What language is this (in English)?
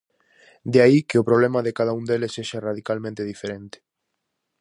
Galician